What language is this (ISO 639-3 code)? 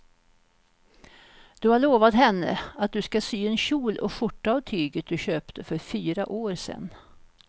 swe